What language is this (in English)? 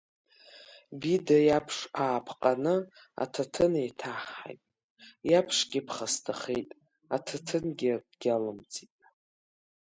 Abkhazian